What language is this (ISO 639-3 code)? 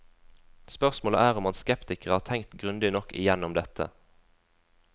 nor